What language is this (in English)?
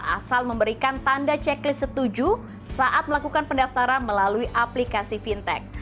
Indonesian